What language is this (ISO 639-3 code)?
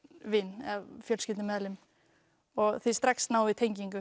isl